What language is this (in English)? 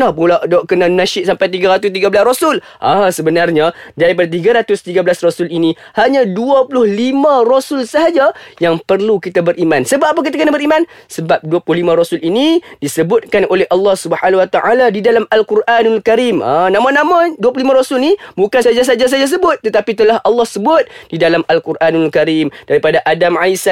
Malay